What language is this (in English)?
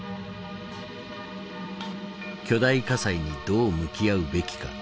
Japanese